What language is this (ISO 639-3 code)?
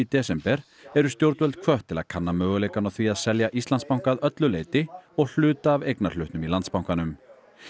isl